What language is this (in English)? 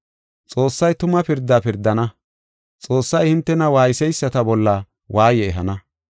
Gofa